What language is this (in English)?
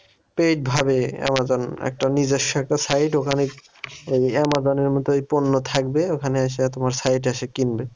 Bangla